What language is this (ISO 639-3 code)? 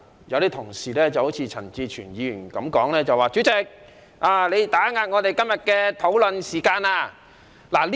yue